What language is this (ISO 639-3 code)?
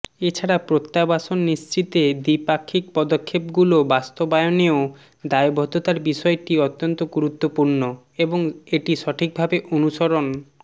ben